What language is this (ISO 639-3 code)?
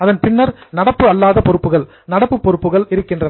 tam